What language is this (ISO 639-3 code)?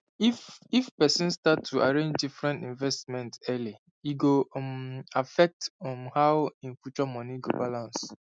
pcm